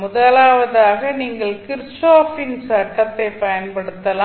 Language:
Tamil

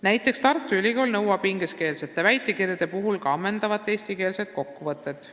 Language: Estonian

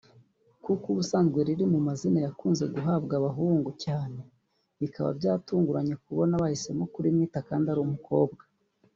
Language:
Kinyarwanda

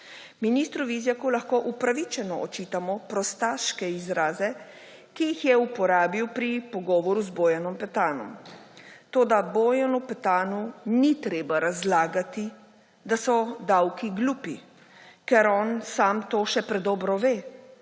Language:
Slovenian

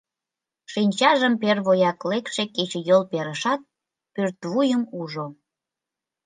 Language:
Mari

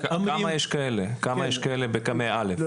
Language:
Hebrew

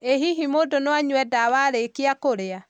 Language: Kikuyu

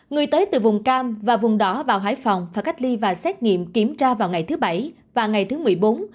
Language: Vietnamese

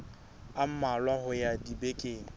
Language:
Southern Sotho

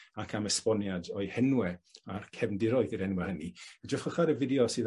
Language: Welsh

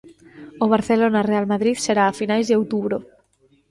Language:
Galician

